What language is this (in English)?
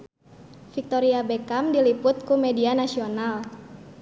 Sundanese